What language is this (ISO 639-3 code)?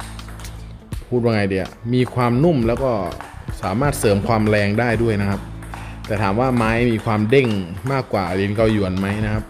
tha